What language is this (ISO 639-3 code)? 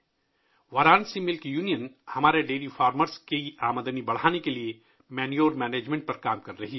urd